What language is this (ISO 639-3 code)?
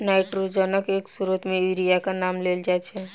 mai